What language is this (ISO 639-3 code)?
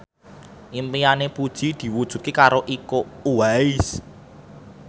jav